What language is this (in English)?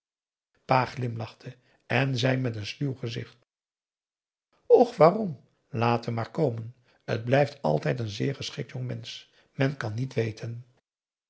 Dutch